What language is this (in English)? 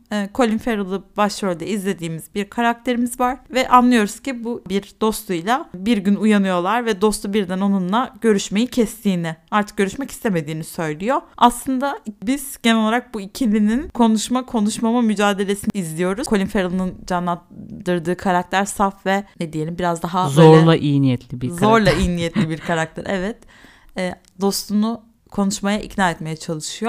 Turkish